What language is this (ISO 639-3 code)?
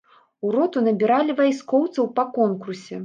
bel